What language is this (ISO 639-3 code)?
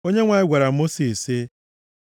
ibo